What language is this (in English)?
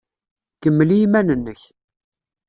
Kabyle